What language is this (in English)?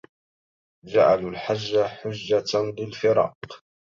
Arabic